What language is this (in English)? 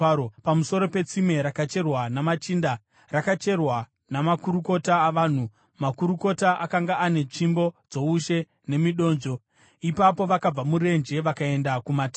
Shona